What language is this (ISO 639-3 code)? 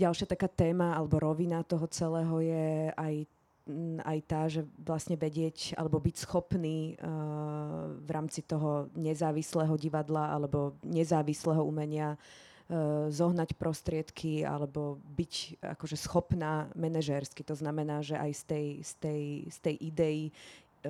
slk